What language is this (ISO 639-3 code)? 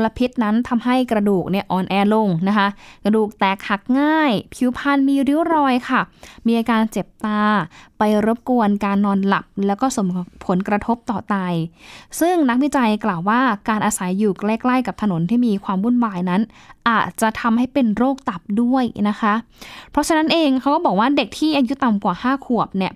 tha